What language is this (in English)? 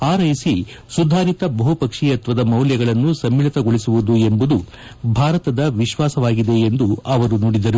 Kannada